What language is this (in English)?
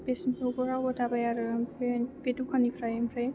Bodo